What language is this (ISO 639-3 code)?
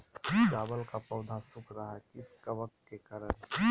mag